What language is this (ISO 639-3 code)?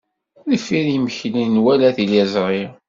kab